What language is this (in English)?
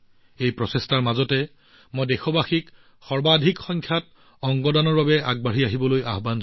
Assamese